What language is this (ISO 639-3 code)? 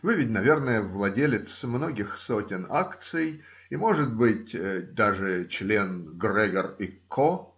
rus